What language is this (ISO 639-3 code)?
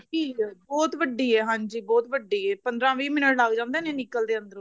pan